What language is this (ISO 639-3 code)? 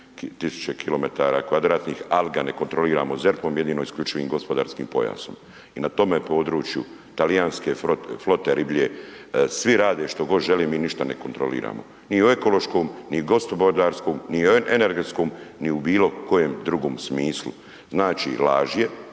hrv